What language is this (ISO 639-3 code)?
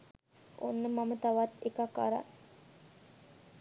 sin